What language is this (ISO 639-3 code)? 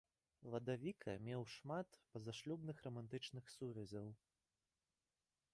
bel